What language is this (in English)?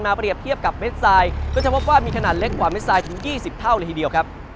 Thai